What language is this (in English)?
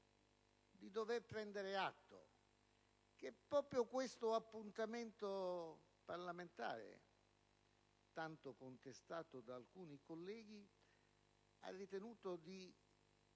Italian